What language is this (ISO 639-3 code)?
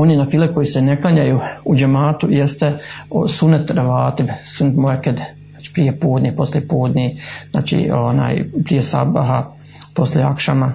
hrv